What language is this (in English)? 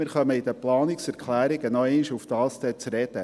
Swiss German